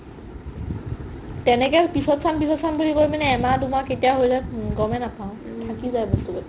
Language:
Assamese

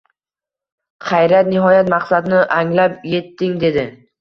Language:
Uzbek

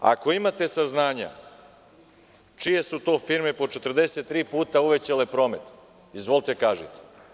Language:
Serbian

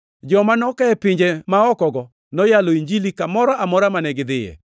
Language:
Luo (Kenya and Tanzania)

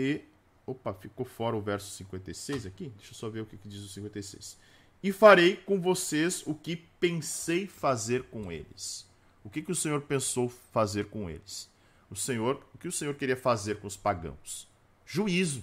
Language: Portuguese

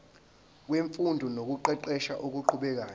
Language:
Zulu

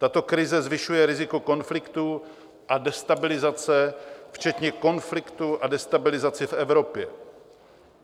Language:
Czech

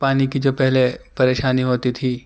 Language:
Urdu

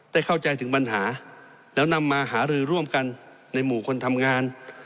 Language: Thai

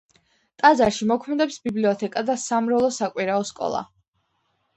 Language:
Georgian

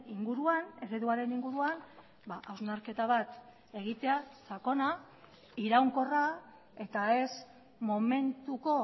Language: Basque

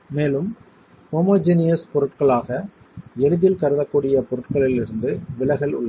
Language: Tamil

